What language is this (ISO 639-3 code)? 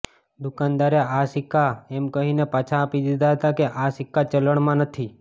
guj